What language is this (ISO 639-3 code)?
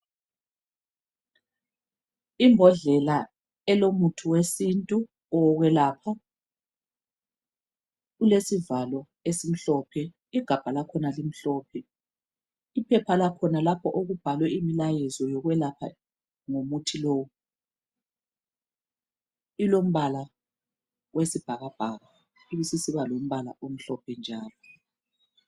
nde